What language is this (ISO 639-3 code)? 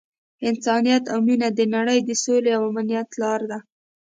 pus